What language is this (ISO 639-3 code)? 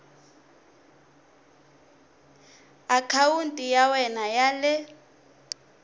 tso